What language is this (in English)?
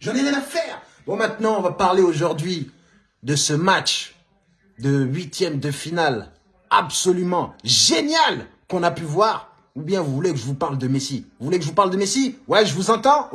French